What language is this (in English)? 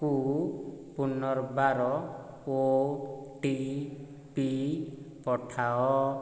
Odia